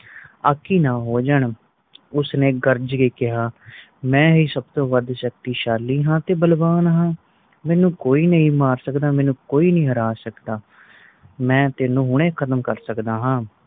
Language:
Punjabi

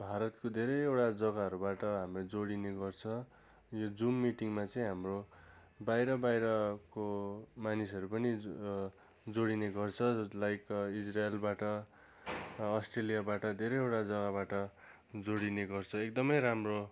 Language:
Nepali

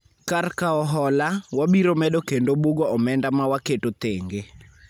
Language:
Luo (Kenya and Tanzania)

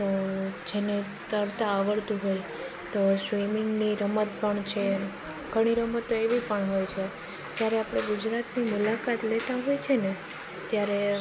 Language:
Gujarati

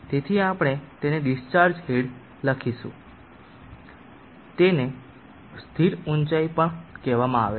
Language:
Gujarati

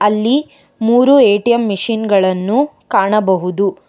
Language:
Kannada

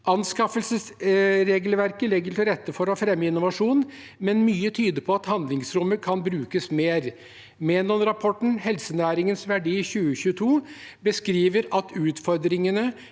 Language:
Norwegian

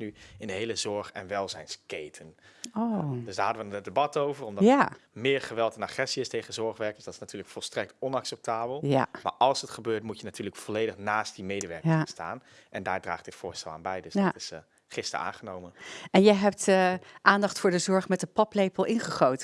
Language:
Dutch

